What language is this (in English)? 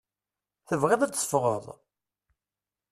Kabyle